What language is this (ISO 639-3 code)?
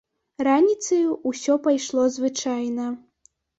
bel